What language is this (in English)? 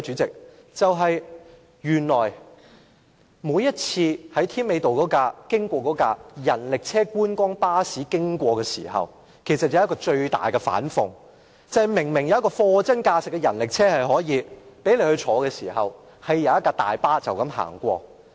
Cantonese